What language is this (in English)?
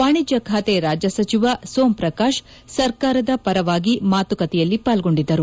Kannada